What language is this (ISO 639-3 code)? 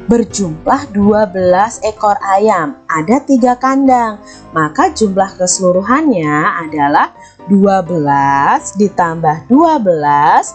ind